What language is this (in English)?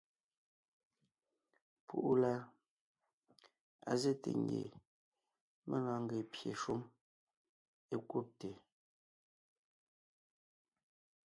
Ngiemboon